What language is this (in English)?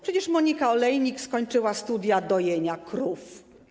Polish